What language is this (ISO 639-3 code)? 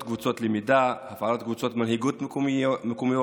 heb